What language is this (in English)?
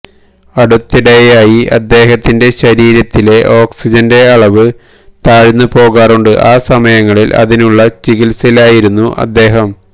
Malayalam